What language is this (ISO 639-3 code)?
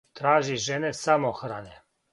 srp